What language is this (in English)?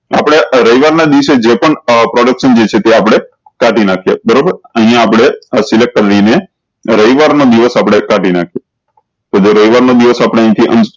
Gujarati